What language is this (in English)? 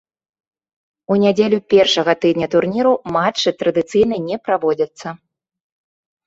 Belarusian